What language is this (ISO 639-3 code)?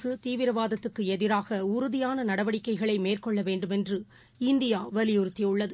tam